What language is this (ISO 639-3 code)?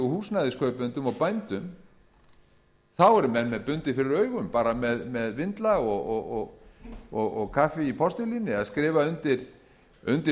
isl